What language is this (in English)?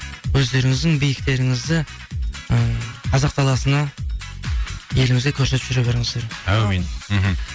Kazakh